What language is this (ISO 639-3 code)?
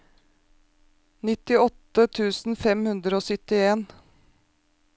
nor